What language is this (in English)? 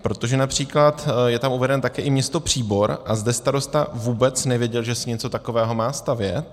Czech